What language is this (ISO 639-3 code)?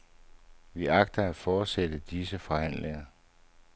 dan